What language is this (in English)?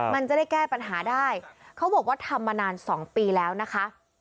Thai